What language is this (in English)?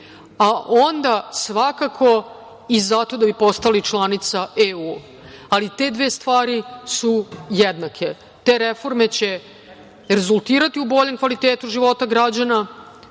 Serbian